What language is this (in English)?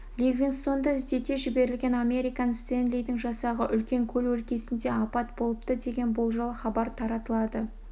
Kazakh